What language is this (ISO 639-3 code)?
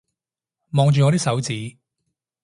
yue